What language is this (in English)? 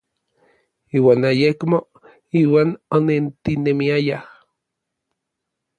Orizaba Nahuatl